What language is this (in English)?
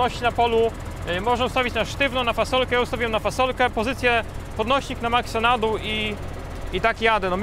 Polish